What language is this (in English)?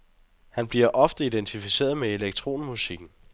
Danish